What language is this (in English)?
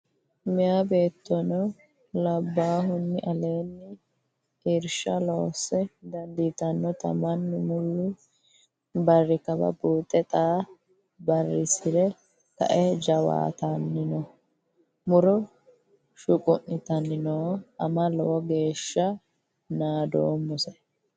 Sidamo